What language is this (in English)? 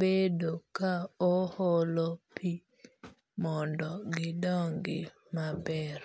Luo (Kenya and Tanzania)